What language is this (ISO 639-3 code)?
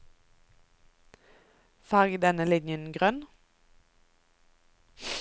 nor